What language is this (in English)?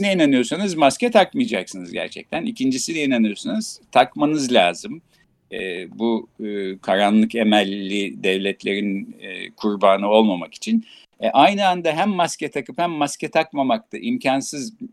Turkish